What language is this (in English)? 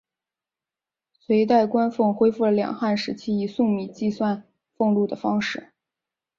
Chinese